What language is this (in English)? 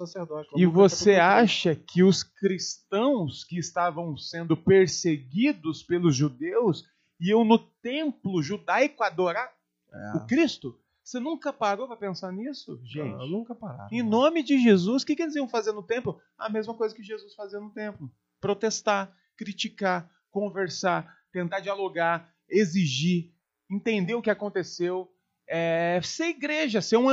Portuguese